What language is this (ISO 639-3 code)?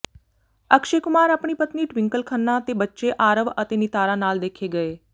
pan